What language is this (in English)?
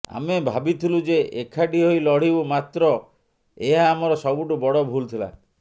Odia